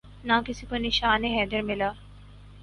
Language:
Urdu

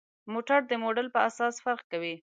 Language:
Pashto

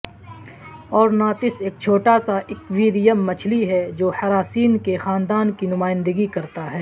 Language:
Urdu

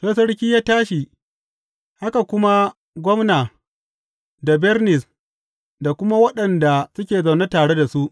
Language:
Hausa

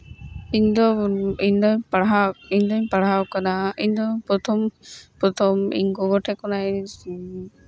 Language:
Santali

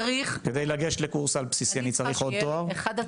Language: Hebrew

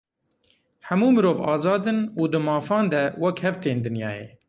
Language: Kurdish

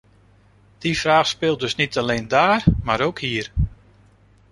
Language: Dutch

